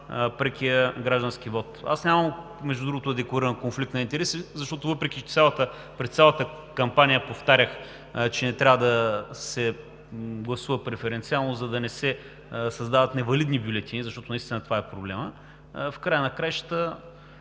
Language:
Bulgarian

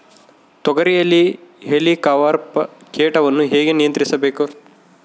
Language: Kannada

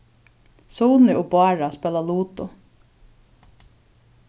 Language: Faroese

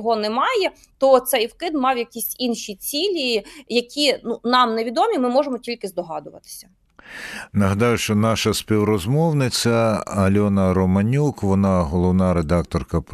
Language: Ukrainian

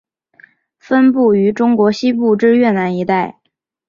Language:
Chinese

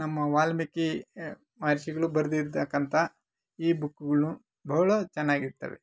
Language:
Kannada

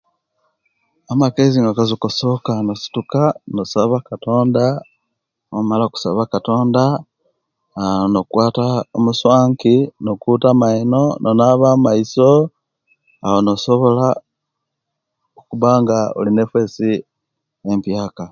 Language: Kenyi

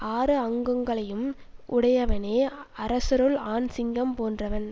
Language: Tamil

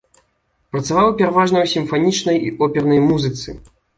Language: Belarusian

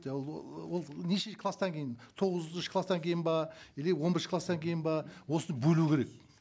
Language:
Kazakh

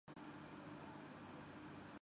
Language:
Urdu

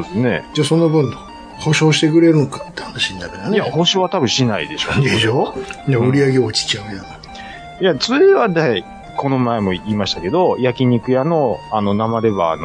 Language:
Japanese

